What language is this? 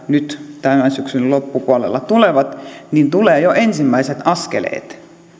Finnish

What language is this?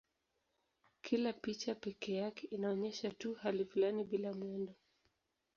Swahili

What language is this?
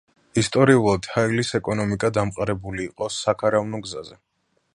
Georgian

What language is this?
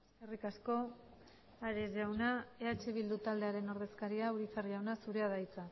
Basque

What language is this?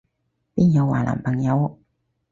Cantonese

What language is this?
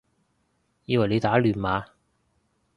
Cantonese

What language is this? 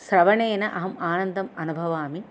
Sanskrit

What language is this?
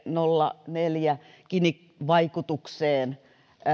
Finnish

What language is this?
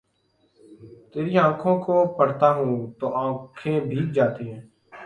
Urdu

